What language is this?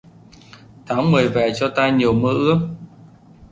Vietnamese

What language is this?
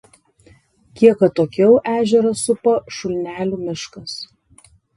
Lithuanian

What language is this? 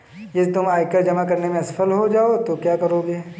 Hindi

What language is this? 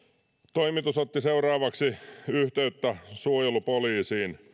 Finnish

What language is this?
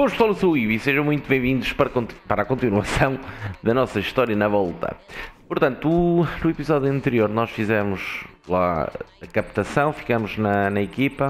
Portuguese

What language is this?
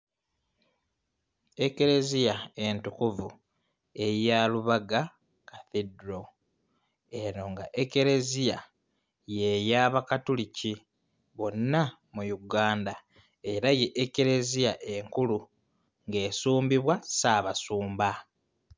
Ganda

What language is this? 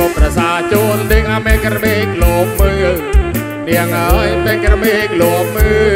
Thai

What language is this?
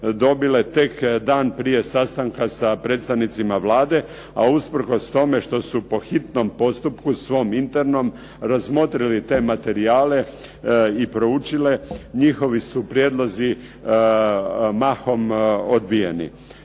Croatian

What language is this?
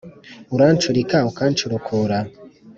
Kinyarwanda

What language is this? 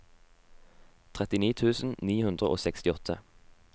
Norwegian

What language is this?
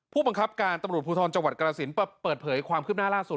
Thai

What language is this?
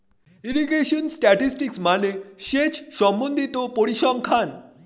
Bangla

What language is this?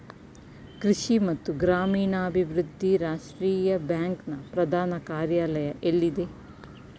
Kannada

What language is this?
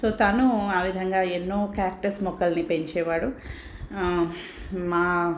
Telugu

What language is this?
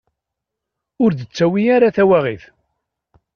Kabyle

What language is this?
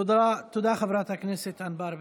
Hebrew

